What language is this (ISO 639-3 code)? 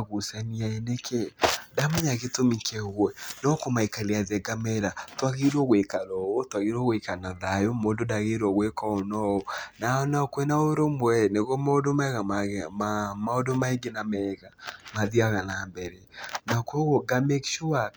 kik